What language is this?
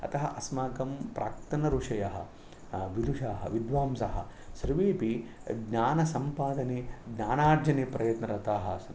Sanskrit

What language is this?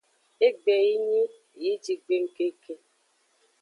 Aja (Benin)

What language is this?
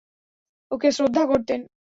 Bangla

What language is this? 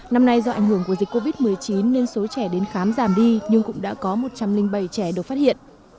Vietnamese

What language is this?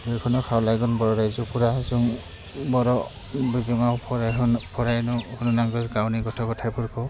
Bodo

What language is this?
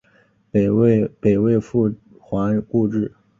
Chinese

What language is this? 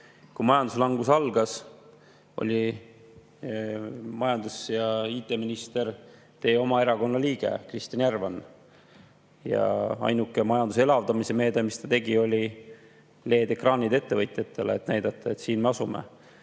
Estonian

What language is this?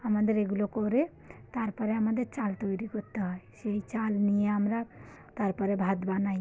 Bangla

